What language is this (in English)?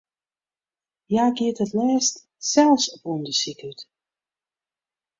Western Frisian